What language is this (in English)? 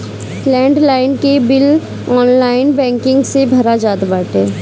Bhojpuri